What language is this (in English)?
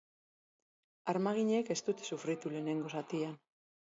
Basque